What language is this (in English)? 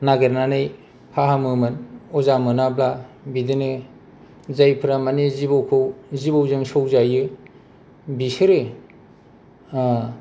Bodo